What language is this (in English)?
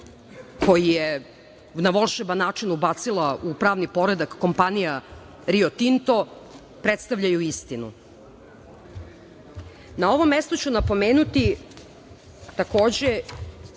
Serbian